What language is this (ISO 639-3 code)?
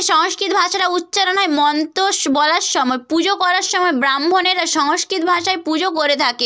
ben